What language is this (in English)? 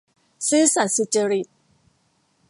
Thai